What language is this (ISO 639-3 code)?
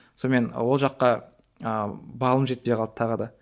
kaz